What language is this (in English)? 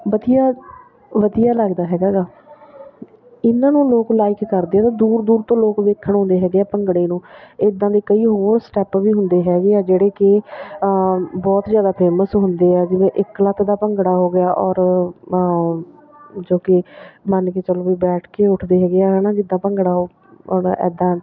Punjabi